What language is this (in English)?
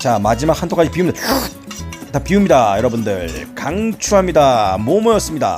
Korean